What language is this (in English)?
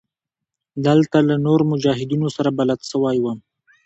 Pashto